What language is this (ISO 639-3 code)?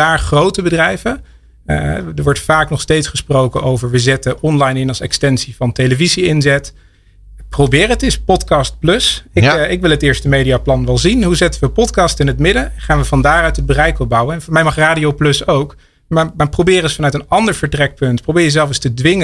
nld